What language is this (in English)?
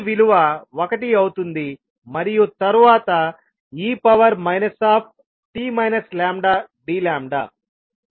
Telugu